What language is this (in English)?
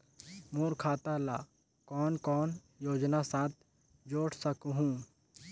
Chhattisgarhi